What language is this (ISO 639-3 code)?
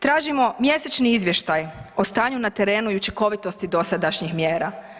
hrv